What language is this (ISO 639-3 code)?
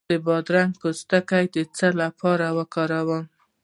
pus